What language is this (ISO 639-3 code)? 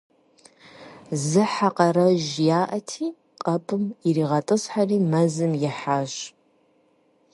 kbd